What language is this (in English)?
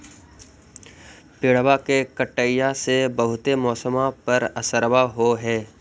Magahi